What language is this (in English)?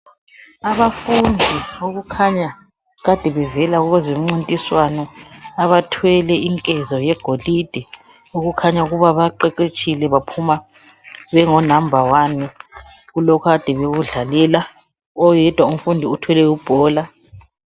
North Ndebele